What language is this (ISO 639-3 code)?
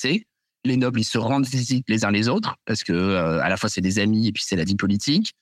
fra